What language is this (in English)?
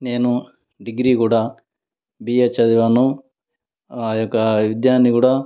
Telugu